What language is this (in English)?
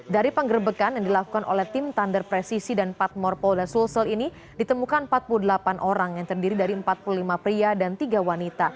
Indonesian